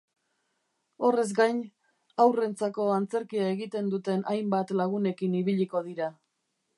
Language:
Basque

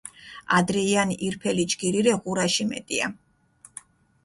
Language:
Mingrelian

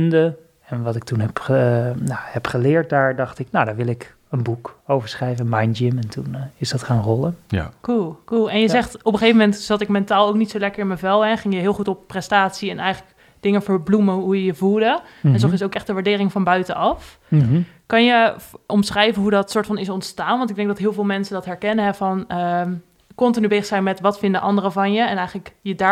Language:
Dutch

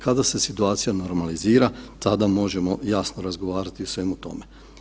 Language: Croatian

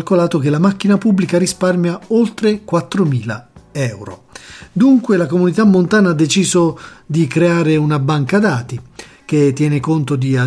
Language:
Italian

